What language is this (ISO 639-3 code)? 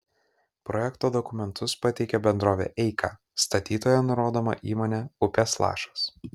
lit